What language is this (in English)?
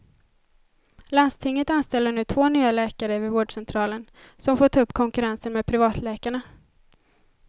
Swedish